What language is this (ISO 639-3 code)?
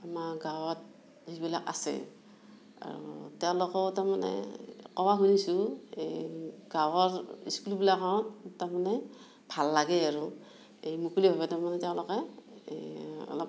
asm